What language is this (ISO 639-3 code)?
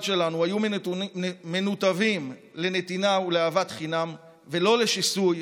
heb